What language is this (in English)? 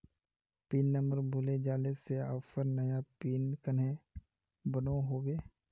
Magahi